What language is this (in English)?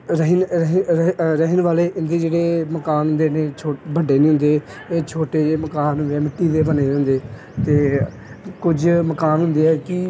Punjabi